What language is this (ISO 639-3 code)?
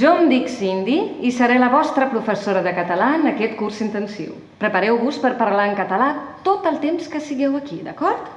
spa